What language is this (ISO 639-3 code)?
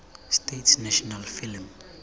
tsn